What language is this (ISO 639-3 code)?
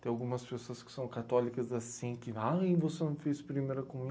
por